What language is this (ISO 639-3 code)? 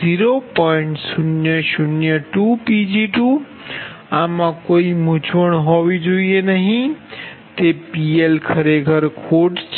guj